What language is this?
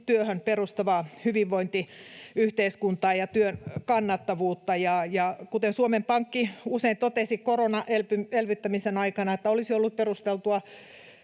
Finnish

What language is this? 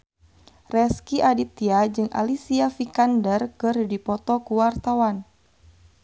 Sundanese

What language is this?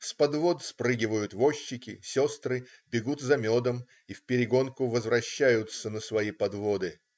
Russian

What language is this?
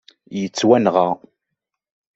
Kabyle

